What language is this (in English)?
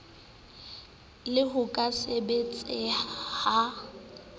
Southern Sotho